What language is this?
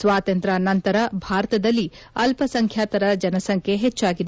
Kannada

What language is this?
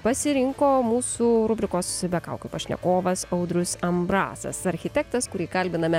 Lithuanian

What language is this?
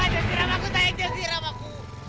Indonesian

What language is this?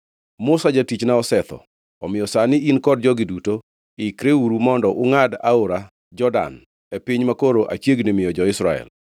Luo (Kenya and Tanzania)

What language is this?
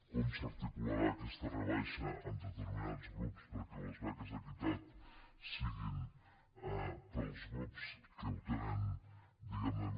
Catalan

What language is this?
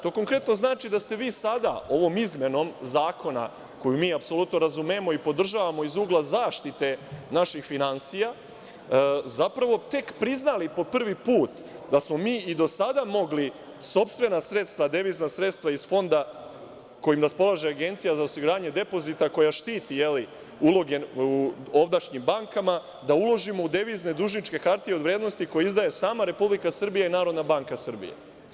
Serbian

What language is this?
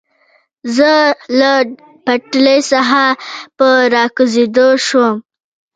Pashto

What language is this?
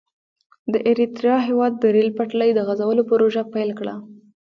Pashto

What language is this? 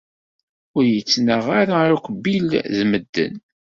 Kabyle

